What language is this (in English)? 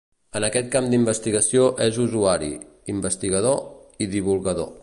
Catalan